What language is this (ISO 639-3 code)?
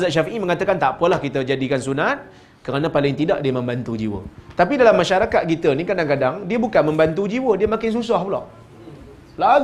msa